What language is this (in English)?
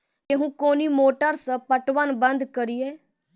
Maithili